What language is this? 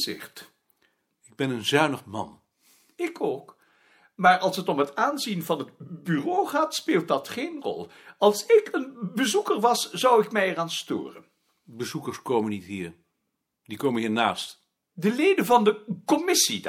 Dutch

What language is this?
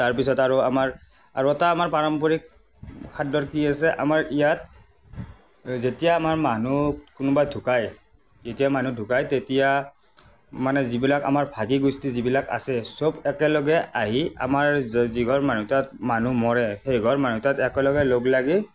Assamese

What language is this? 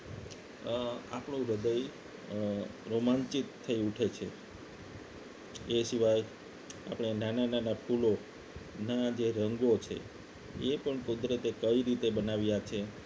Gujarati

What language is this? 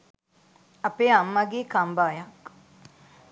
Sinhala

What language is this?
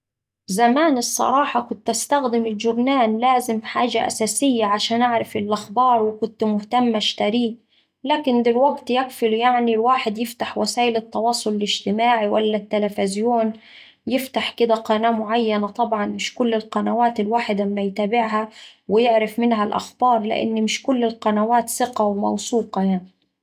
Saidi Arabic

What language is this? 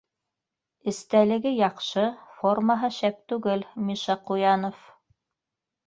Bashkir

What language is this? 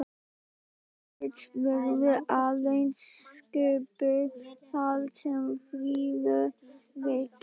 Icelandic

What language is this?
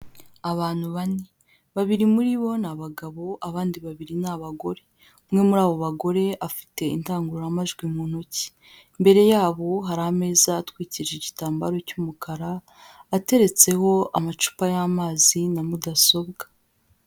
Kinyarwanda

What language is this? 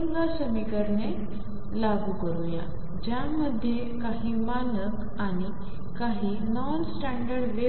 Marathi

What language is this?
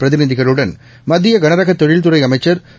Tamil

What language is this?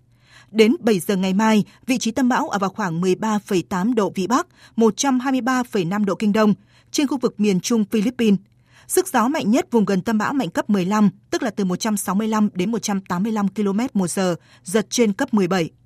Vietnamese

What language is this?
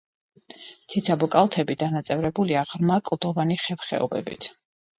Georgian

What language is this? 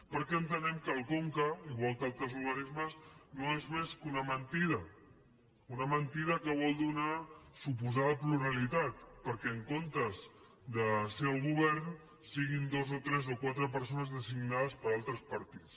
Catalan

